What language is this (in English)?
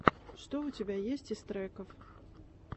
Russian